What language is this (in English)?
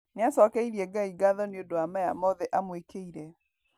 Kikuyu